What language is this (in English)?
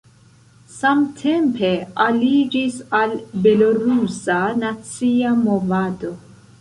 Esperanto